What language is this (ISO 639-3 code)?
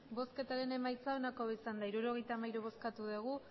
eus